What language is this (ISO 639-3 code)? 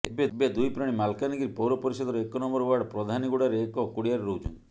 ori